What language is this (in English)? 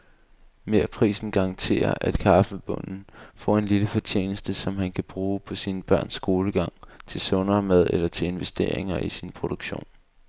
Danish